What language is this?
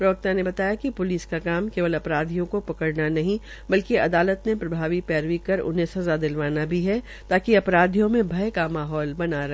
Hindi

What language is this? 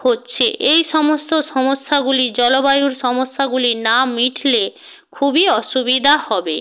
Bangla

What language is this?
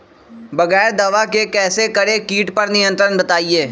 Magahi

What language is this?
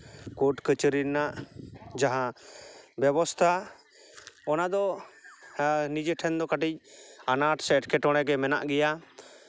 Santali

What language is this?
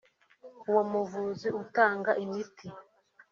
Kinyarwanda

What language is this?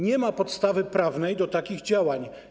Polish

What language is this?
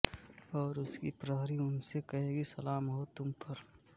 Hindi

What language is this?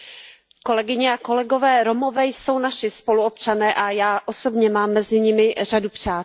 Czech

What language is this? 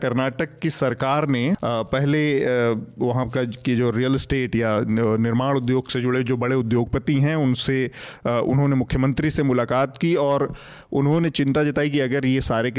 Hindi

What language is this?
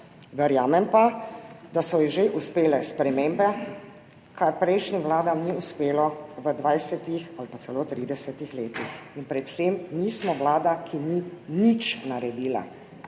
Slovenian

